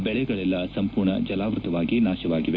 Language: Kannada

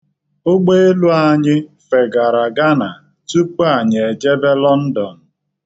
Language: Igbo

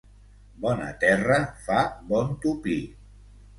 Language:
Catalan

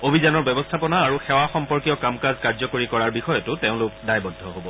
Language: Assamese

